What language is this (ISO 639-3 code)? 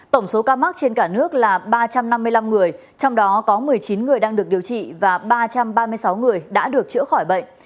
vie